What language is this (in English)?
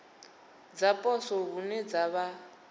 Venda